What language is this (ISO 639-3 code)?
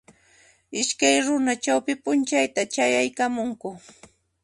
qxp